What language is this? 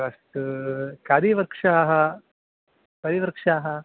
Sanskrit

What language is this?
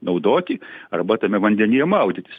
Lithuanian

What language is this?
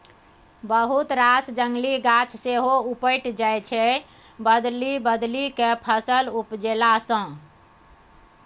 Maithili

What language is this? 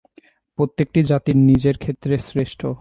Bangla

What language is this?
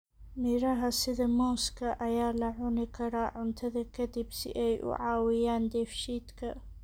Somali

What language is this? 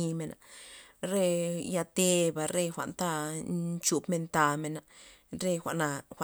Loxicha Zapotec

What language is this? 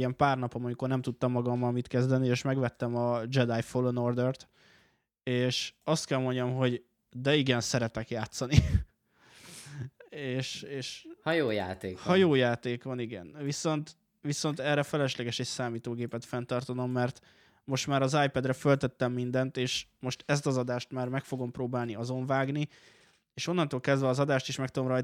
Hungarian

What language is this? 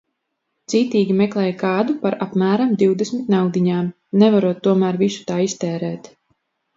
Latvian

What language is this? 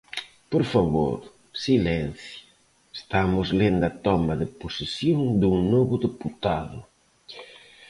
Galician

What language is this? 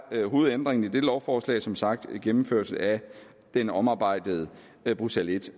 Danish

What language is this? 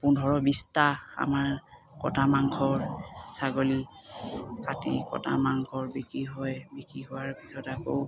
Assamese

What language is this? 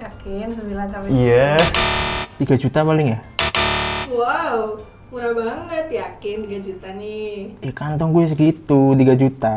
Indonesian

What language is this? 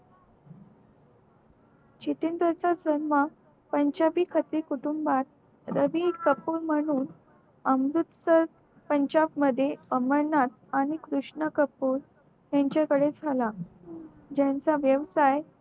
Marathi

